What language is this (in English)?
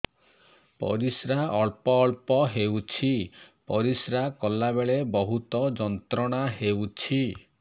Odia